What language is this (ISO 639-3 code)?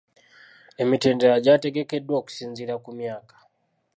lug